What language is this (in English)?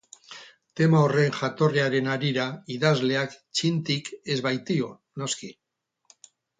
Basque